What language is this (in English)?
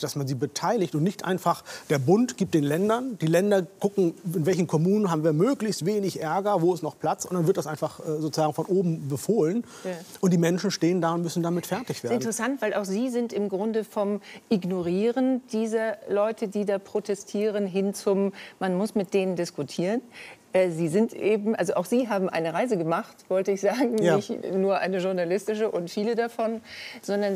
German